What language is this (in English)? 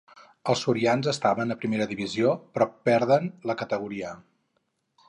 Catalan